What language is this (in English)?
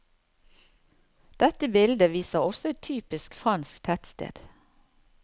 Norwegian